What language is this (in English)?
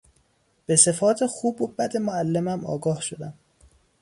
Persian